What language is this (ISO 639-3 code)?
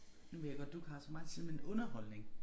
dan